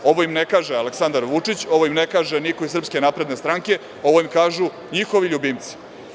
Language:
Serbian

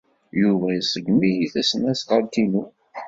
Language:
Kabyle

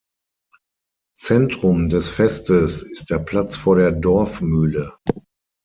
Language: German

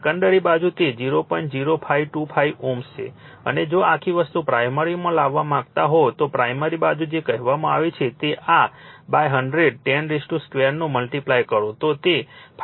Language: Gujarati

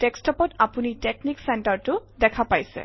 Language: Assamese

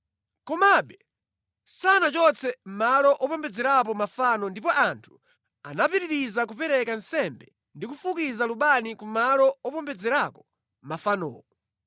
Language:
Nyanja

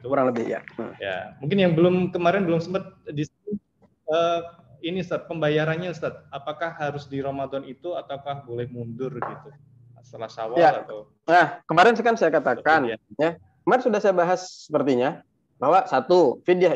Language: Indonesian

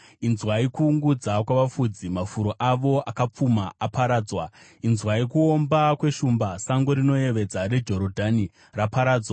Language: Shona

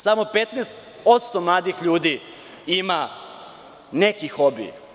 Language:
Serbian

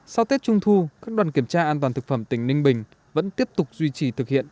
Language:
Vietnamese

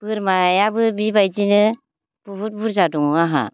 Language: Bodo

